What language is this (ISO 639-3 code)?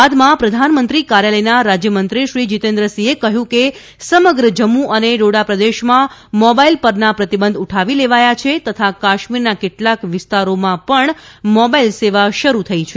guj